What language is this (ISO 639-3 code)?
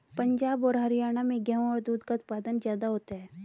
hin